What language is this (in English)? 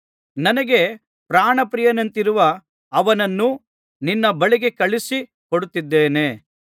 Kannada